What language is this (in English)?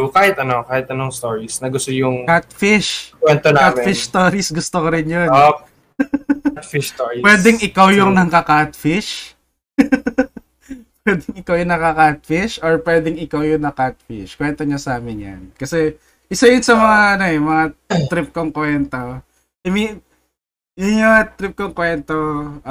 Filipino